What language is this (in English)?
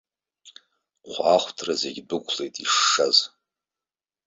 Abkhazian